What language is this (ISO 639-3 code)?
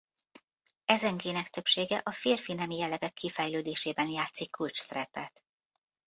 hun